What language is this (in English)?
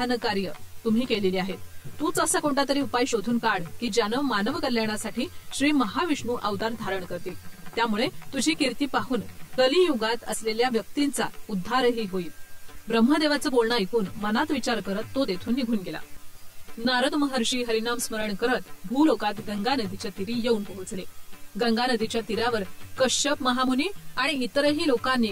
Marathi